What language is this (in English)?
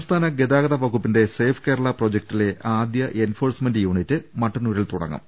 Malayalam